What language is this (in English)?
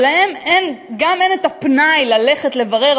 Hebrew